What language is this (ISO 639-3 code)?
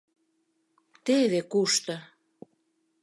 chm